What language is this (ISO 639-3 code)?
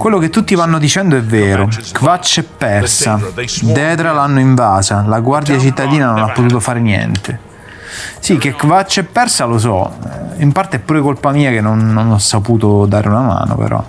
ita